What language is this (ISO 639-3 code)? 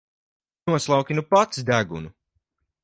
lav